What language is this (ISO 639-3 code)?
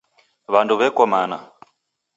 dav